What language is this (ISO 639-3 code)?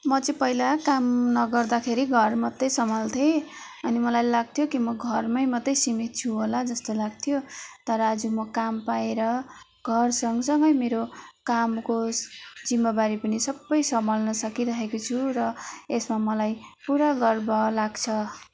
nep